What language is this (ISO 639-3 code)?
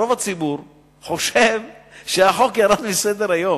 heb